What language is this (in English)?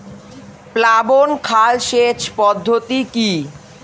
Bangla